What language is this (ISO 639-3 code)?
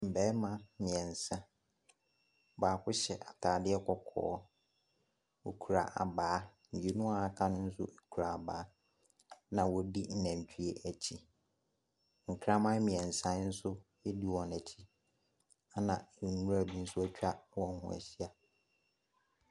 aka